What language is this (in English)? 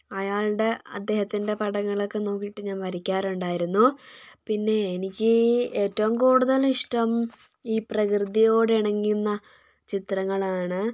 Malayalam